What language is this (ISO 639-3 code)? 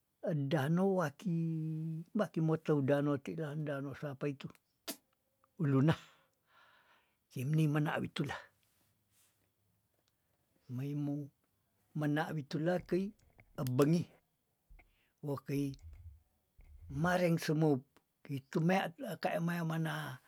tdn